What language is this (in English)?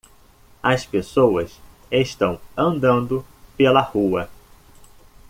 Portuguese